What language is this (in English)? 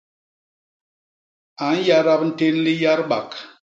Basaa